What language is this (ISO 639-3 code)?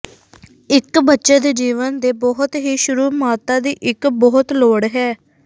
pan